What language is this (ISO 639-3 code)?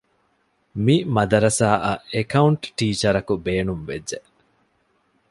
div